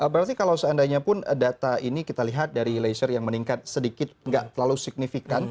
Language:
Indonesian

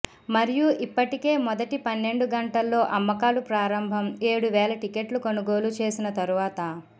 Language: Telugu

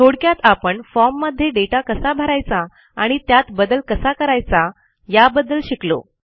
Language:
Marathi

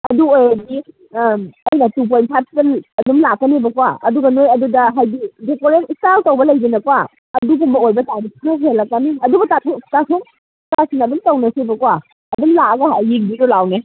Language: Manipuri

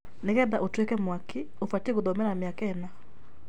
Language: Kikuyu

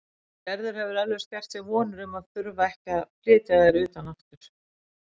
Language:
Icelandic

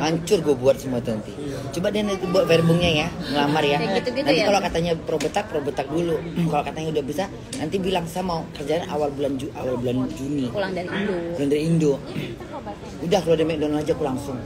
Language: Indonesian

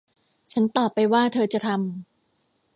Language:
Thai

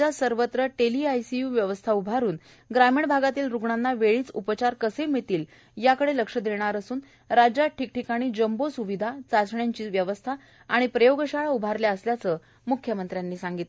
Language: Marathi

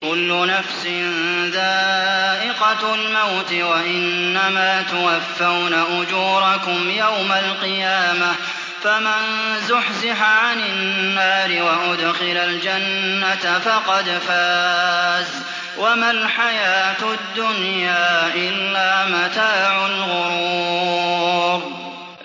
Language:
Arabic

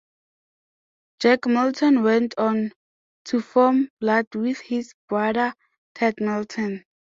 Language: English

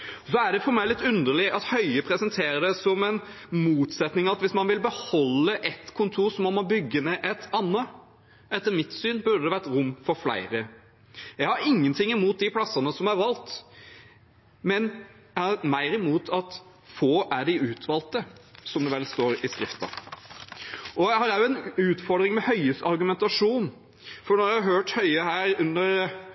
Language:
Norwegian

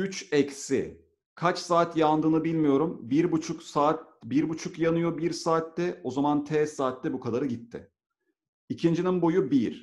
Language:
Turkish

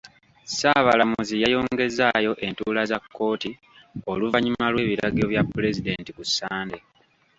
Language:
Ganda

